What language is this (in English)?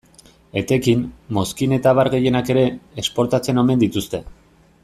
Basque